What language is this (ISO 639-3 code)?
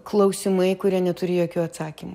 lit